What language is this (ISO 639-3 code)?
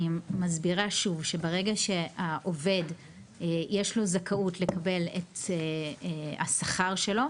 heb